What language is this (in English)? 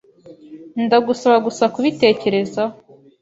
Kinyarwanda